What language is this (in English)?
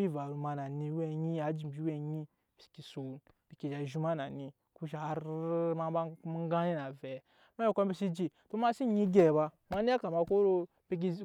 Nyankpa